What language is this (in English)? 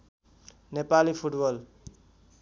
Nepali